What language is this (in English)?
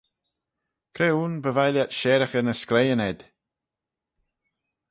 Manx